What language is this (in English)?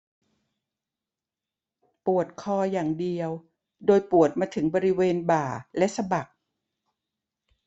Thai